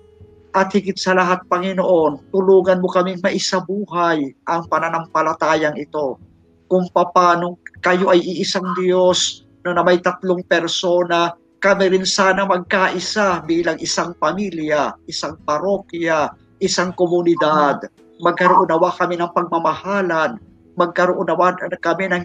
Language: Filipino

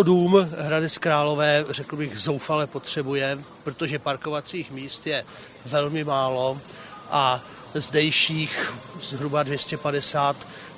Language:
Czech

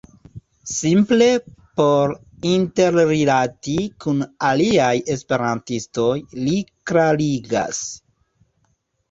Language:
Esperanto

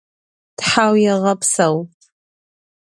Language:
Adyghe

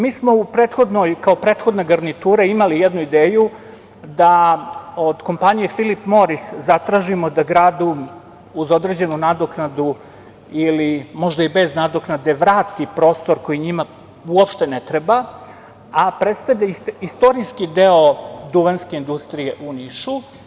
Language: Serbian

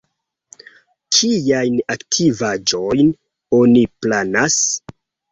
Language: Esperanto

